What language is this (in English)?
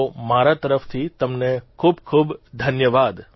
Gujarati